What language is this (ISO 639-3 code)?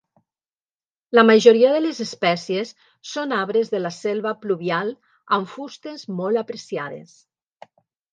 cat